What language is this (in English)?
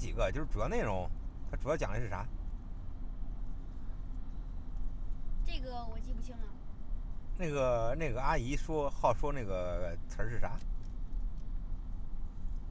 Chinese